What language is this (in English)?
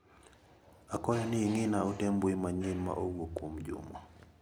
Luo (Kenya and Tanzania)